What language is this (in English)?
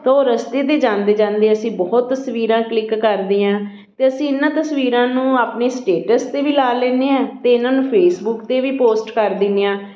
Punjabi